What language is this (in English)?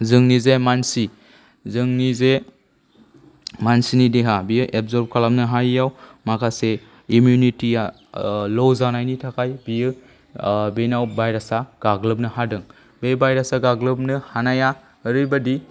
Bodo